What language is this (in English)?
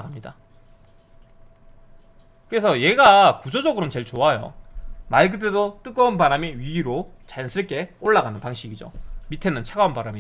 Korean